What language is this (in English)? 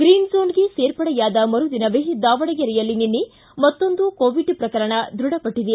Kannada